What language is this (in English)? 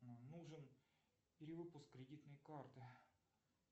Russian